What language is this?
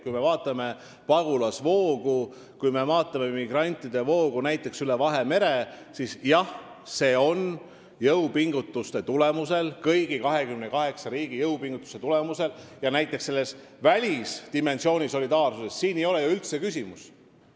Estonian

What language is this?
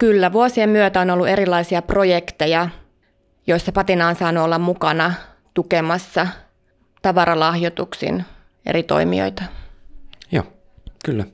Finnish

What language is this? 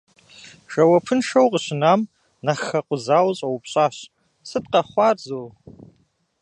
Kabardian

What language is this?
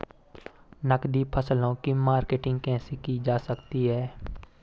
Hindi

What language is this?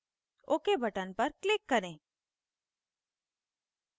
Hindi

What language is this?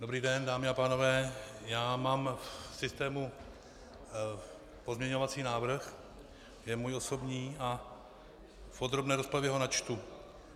Czech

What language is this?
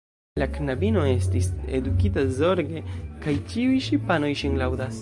Esperanto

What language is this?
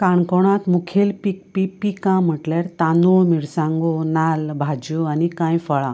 Konkani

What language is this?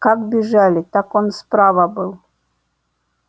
Russian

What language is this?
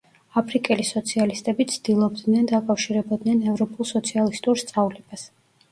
Georgian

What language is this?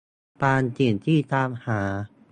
Thai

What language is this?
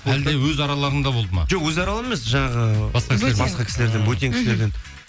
Kazakh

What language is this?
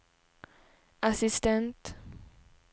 Swedish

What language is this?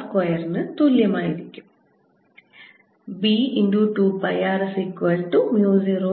Malayalam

